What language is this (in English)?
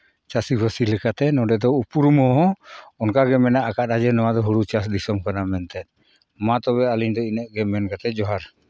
Santali